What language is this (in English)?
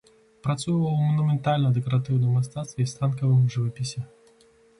Belarusian